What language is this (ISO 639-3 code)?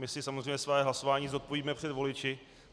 ces